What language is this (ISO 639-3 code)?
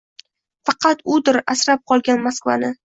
uzb